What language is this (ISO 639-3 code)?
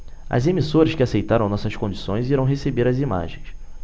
por